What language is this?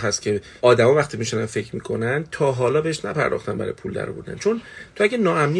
Persian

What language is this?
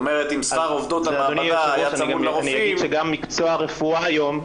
Hebrew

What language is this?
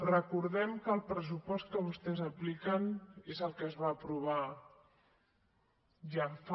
Catalan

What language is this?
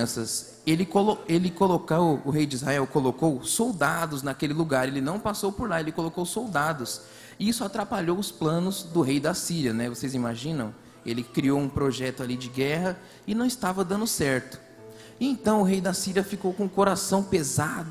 Portuguese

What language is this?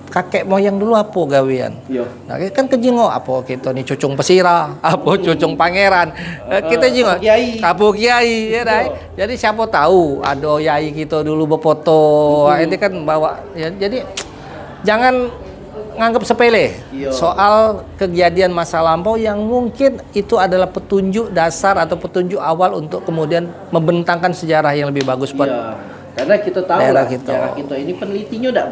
Indonesian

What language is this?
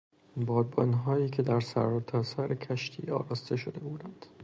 Persian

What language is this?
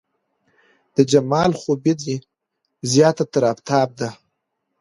Pashto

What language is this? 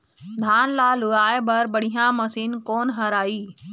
Chhattisgarhi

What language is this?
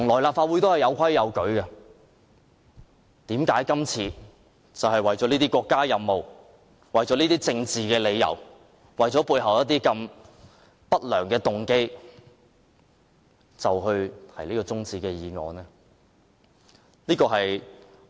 Cantonese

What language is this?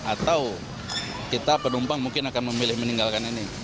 Indonesian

